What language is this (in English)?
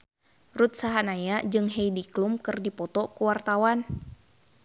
Sundanese